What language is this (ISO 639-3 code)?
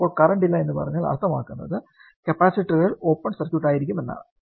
mal